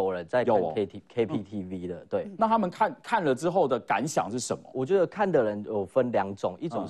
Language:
Chinese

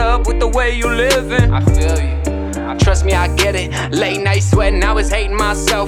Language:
English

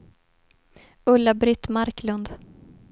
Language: Swedish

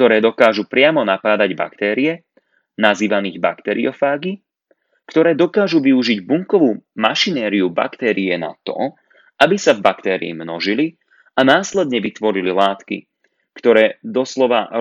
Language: Slovak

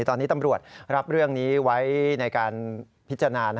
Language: Thai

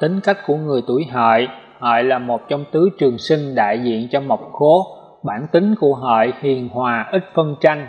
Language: Vietnamese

